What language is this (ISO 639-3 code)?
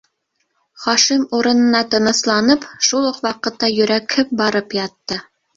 bak